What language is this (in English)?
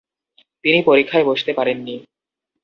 Bangla